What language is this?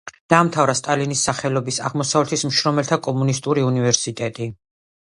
Georgian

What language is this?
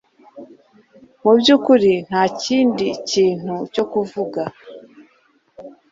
Kinyarwanda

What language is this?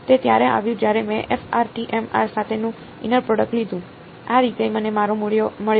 Gujarati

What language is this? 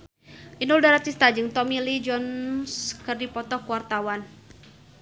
Sundanese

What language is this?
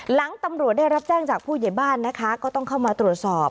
Thai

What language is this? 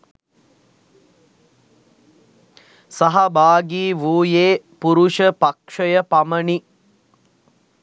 Sinhala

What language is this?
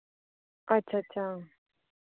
Dogri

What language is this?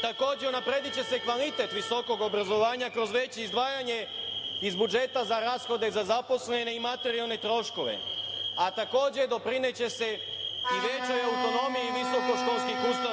Serbian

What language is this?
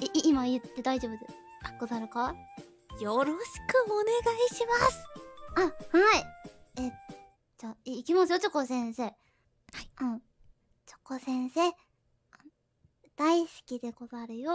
Japanese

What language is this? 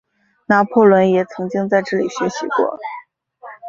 Chinese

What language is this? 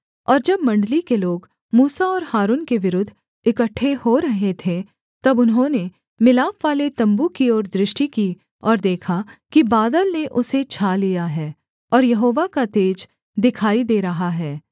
Hindi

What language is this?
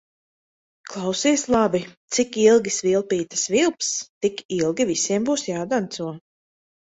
Latvian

